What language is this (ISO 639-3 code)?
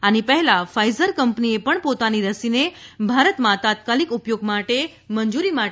guj